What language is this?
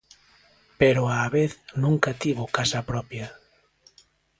Galician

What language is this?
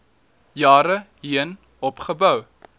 Afrikaans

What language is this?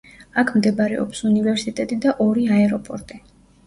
Georgian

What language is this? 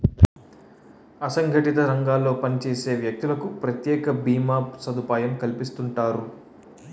Telugu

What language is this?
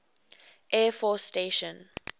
English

